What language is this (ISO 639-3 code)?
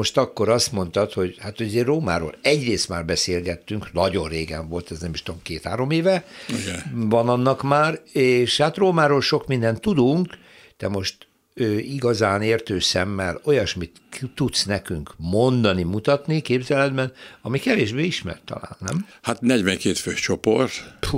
hun